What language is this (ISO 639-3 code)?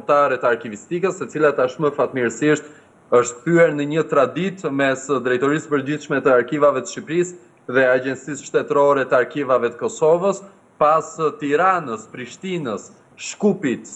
ron